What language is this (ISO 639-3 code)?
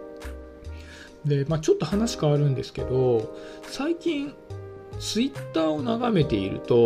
jpn